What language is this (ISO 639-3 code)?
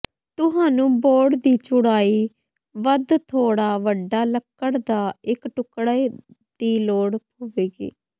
pan